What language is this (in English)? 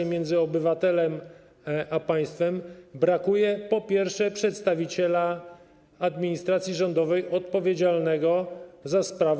Polish